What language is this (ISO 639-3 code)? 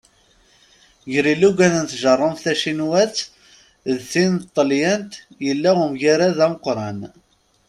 kab